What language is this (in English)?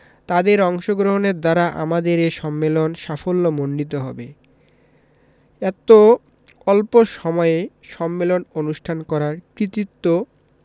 Bangla